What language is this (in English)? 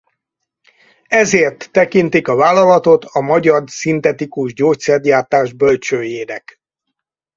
Hungarian